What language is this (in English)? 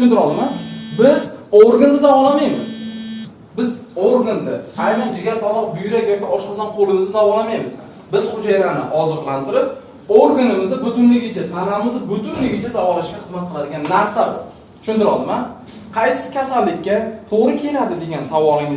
Turkish